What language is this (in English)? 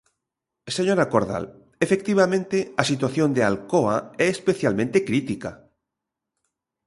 Galician